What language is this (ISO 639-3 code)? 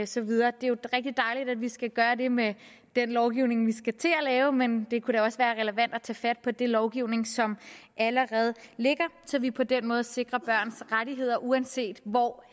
dan